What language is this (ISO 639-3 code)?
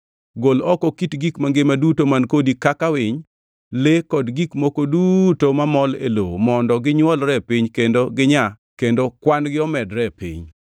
luo